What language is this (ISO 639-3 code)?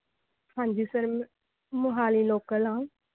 pan